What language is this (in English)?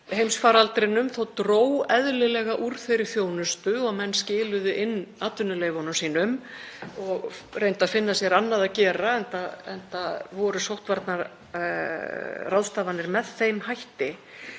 Icelandic